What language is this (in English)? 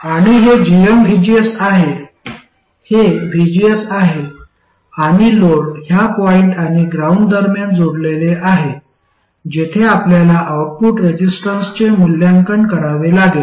Marathi